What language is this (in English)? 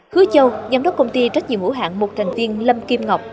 Vietnamese